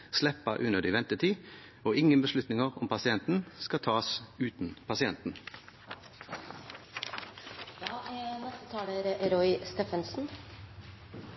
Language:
Norwegian Bokmål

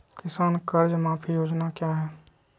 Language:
Magahi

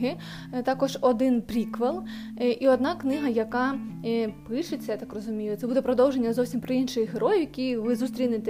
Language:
Ukrainian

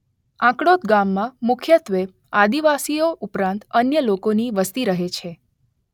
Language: Gujarati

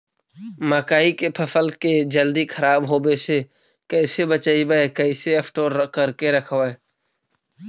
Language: Magahi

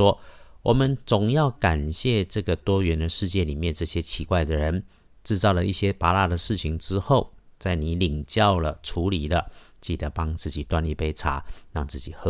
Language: Chinese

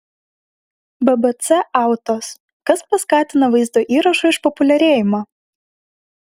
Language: Lithuanian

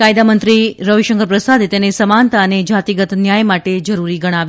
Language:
Gujarati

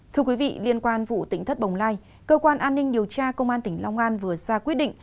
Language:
Vietnamese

